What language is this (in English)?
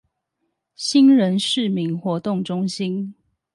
Chinese